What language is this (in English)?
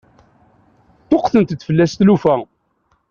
Kabyle